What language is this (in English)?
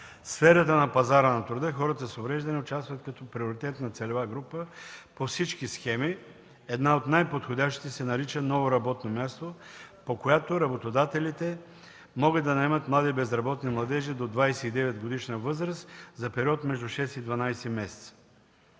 Bulgarian